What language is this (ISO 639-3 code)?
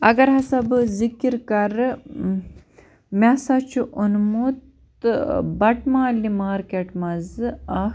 kas